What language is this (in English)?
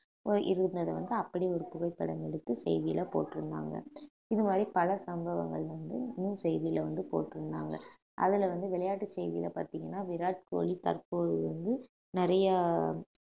Tamil